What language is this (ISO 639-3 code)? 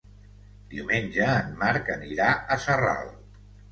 cat